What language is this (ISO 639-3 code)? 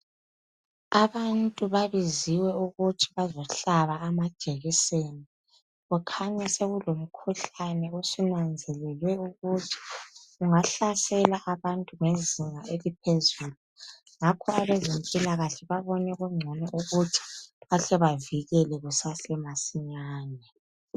nde